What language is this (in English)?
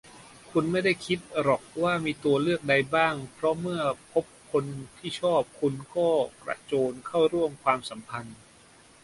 Thai